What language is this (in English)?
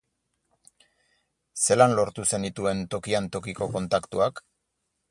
Basque